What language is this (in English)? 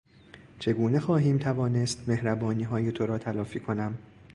Persian